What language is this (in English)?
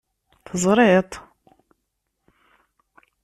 Kabyle